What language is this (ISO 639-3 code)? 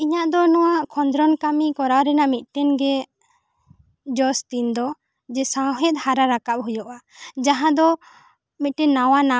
sat